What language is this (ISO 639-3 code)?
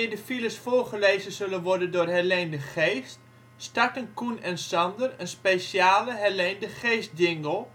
nld